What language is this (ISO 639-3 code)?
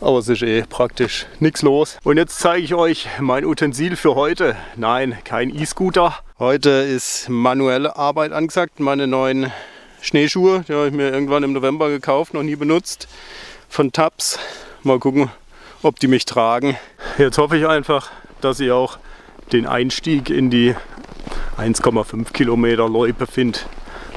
deu